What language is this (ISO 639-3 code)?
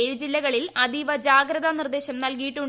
mal